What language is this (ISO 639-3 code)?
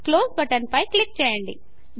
tel